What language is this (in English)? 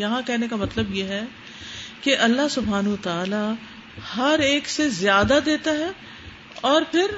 Urdu